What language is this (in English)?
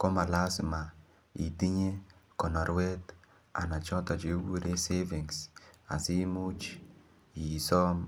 Kalenjin